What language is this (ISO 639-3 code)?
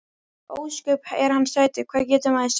isl